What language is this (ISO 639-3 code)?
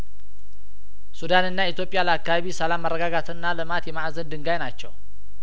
amh